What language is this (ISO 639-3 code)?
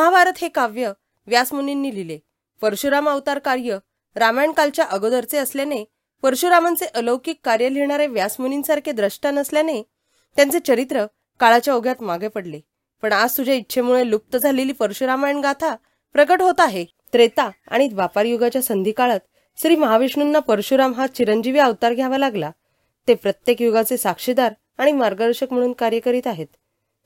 mar